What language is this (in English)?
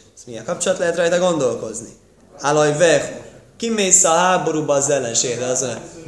Hungarian